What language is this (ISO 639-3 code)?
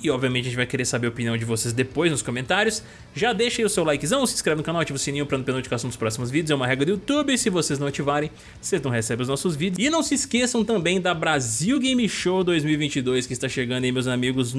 por